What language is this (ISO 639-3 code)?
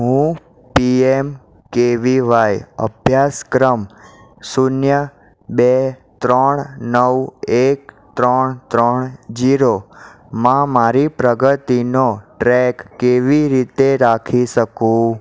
guj